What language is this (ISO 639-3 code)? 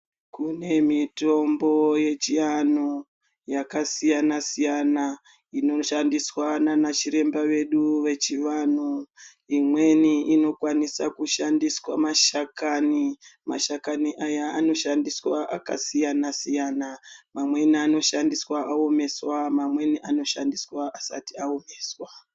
ndc